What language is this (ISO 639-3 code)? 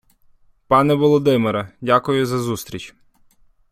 ukr